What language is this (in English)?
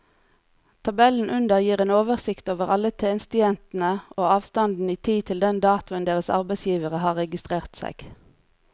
Norwegian